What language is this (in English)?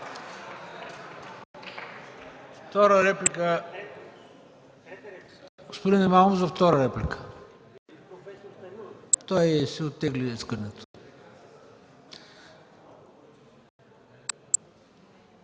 Bulgarian